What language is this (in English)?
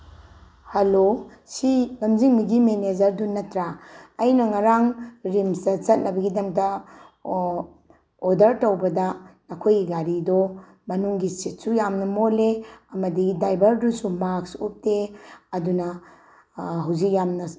Manipuri